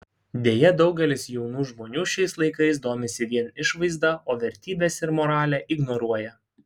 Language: Lithuanian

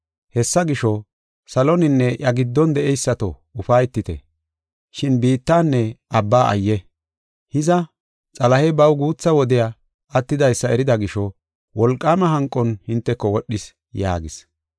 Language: Gofa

